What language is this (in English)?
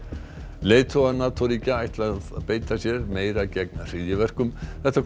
Icelandic